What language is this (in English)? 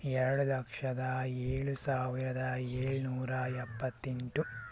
Kannada